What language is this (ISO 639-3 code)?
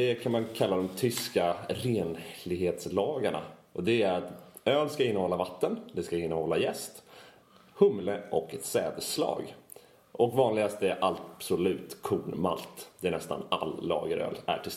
swe